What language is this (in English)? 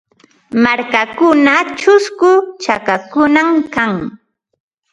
Ambo-Pasco Quechua